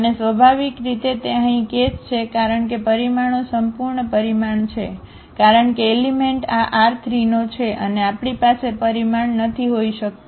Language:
Gujarati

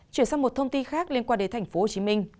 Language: Vietnamese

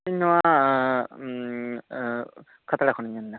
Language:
Santali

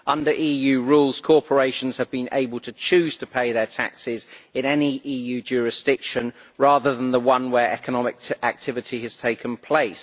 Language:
English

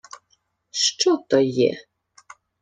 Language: Ukrainian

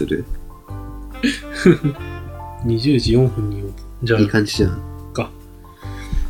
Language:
Japanese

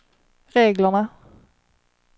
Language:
Swedish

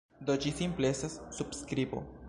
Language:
Esperanto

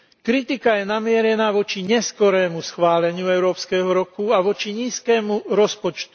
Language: Slovak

